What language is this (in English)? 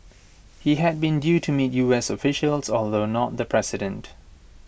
English